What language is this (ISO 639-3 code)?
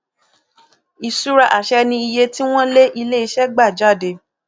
yor